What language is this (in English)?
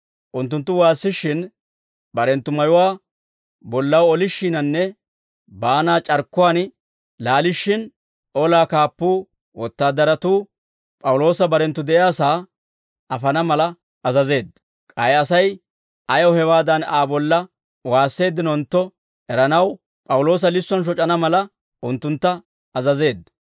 Dawro